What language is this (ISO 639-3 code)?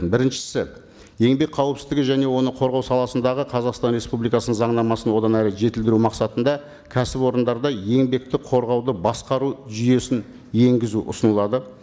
kaz